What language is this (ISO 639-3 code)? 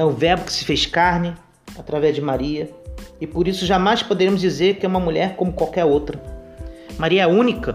por